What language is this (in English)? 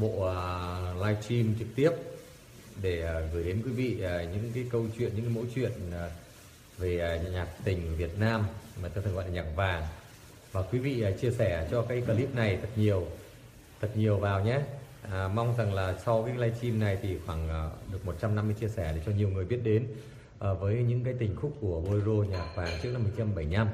Vietnamese